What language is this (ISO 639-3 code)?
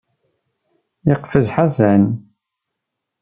kab